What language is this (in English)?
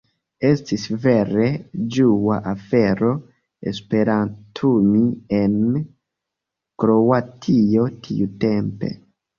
Esperanto